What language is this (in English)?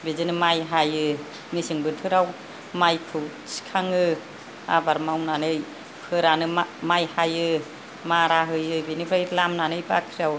Bodo